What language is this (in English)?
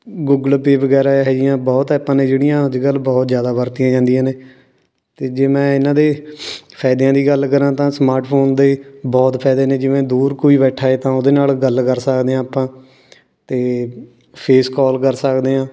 Punjabi